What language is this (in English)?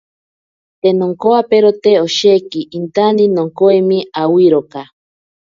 Ashéninka Perené